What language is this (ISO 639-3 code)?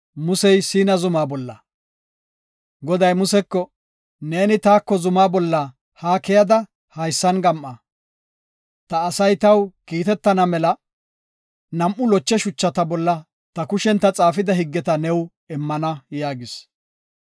gof